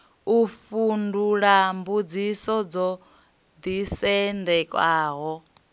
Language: Venda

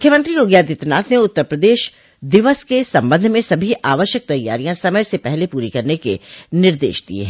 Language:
Hindi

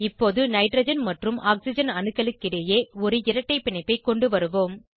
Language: Tamil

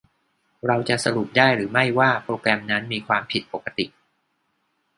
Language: Thai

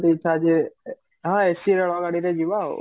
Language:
Odia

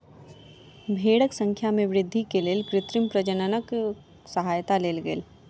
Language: Maithili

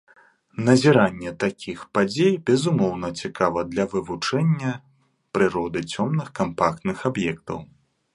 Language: Belarusian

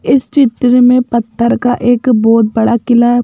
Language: Hindi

